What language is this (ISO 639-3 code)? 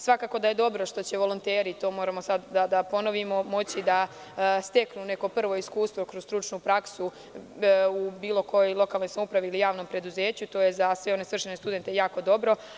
srp